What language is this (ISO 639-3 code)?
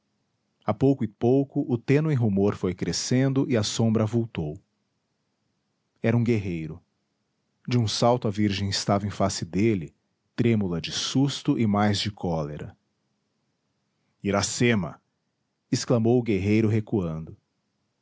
por